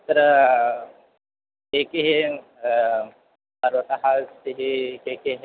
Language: Sanskrit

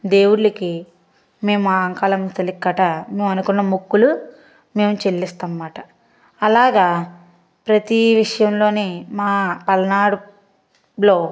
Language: Telugu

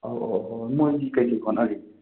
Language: Manipuri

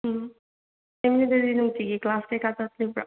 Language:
Manipuri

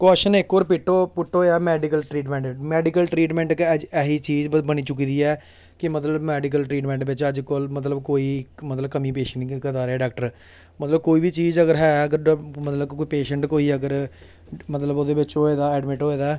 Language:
Dogri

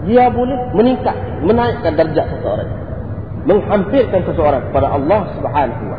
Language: Malay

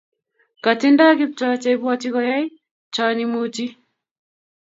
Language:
Kalenjin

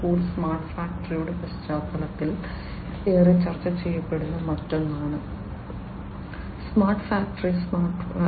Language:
Malayalam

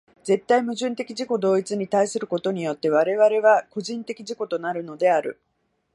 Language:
Japanese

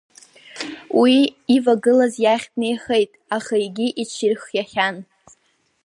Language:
Abkhazian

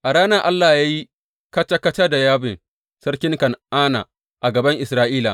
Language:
Hausa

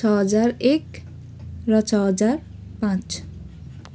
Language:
Nepali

